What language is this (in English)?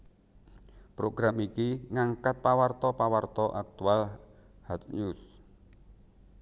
Javanese